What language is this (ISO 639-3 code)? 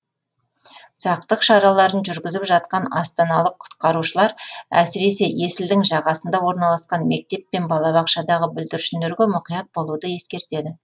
kaz